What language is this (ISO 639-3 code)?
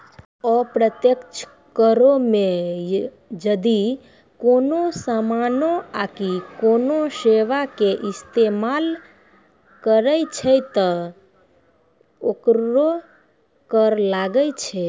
mai